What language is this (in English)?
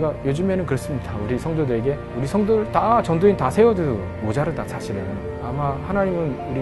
Korean